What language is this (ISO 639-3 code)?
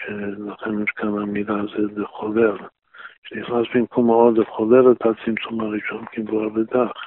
heb